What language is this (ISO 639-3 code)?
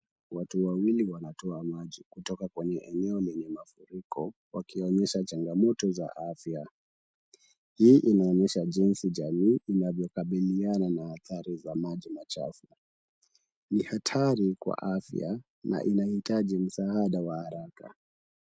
swa